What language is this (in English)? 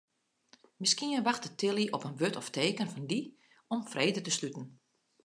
Western Frisian